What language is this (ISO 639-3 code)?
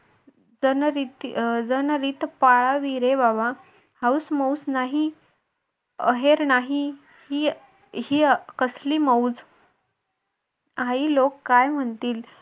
mar